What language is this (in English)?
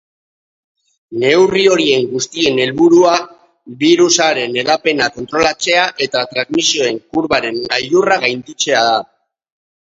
Basque